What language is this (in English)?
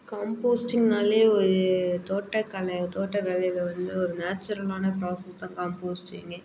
Tamil